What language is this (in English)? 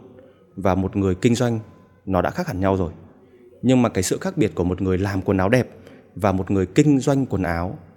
Vietnamese